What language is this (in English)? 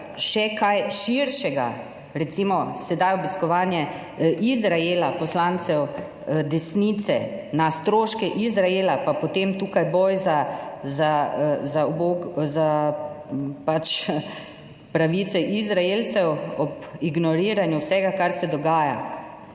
Slovenian